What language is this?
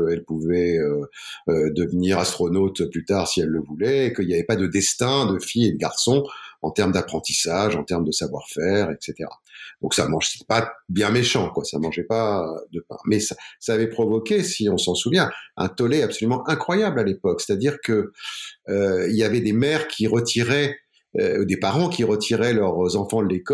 French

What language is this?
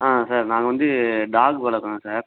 Tamil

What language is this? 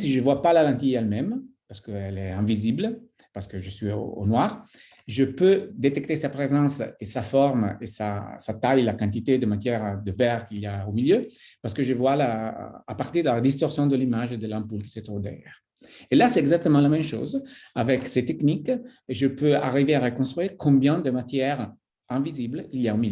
French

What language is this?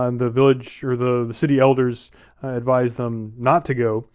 English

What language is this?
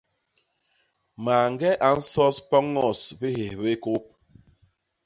Basaa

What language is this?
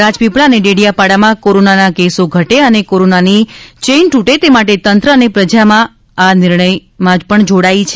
Gujarati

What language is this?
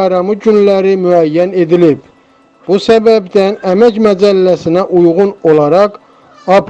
Turkish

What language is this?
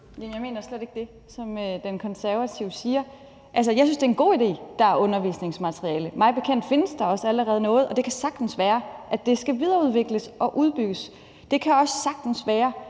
Danish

